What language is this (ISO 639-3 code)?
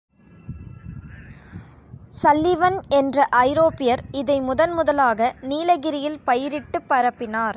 tam